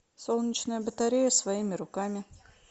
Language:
Russian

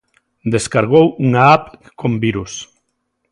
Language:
Galician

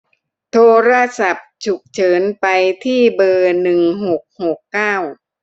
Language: Thai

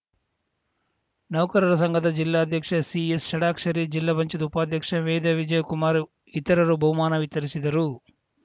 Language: Kannada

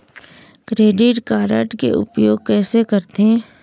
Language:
Chhattisgarhi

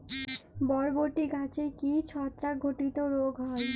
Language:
Bangla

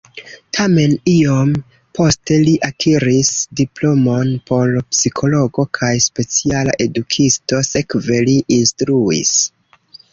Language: Esperanto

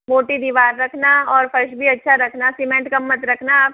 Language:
Hindi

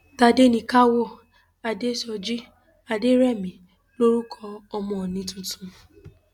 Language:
Yoruba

